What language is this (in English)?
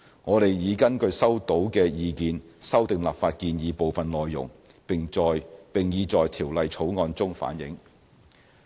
Cantonese